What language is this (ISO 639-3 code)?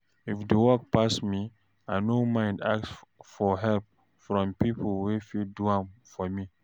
pcm